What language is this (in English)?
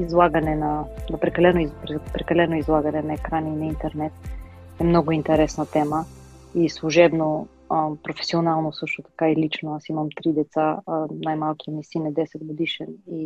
Bulgarian